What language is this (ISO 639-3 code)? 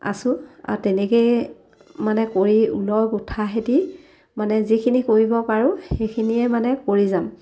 asm